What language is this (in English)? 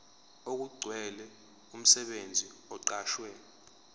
Zulu